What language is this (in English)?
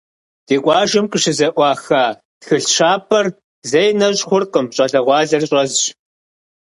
Kabardian